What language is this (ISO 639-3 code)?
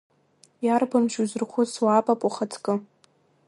abk